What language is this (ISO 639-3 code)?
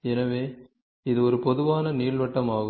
tam